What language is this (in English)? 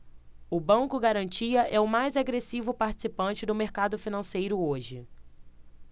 Portuguese